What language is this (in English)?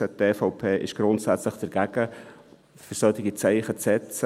Swiss German